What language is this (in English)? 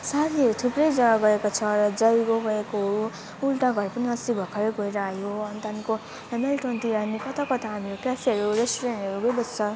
Nepali